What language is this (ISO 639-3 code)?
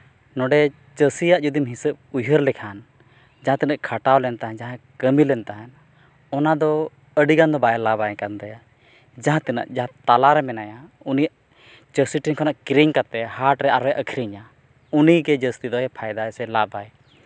sat